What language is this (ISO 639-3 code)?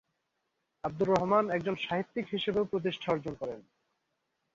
ben